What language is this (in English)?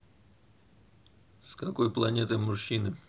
Russian